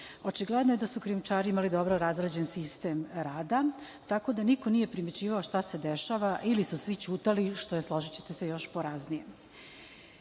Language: Serbian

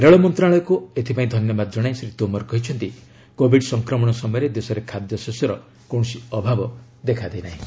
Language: Odia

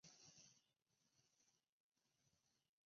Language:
Chinese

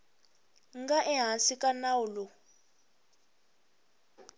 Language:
Tsonga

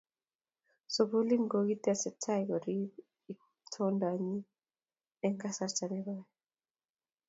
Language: Kalenjin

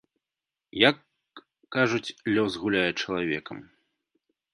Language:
Belarusian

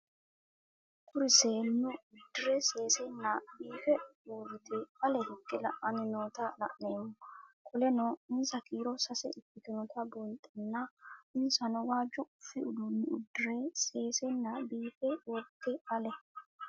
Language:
Sidamo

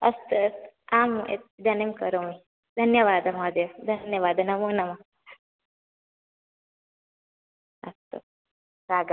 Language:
Sanskrit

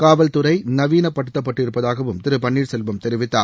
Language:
Tamil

